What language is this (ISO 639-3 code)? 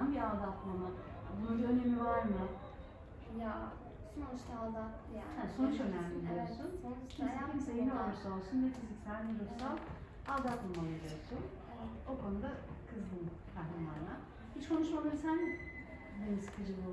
tur